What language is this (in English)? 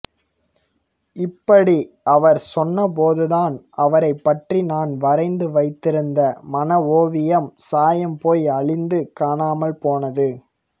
Tamil